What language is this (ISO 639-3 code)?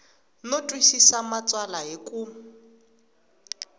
tso